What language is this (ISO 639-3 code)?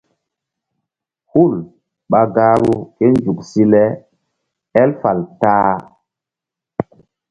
mdd